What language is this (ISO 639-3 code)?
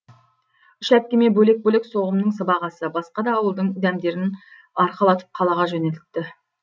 kaz